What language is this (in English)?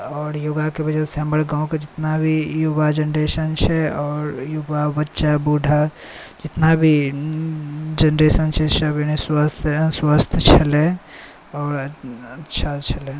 Maithili